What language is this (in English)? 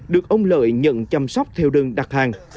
Vietnamese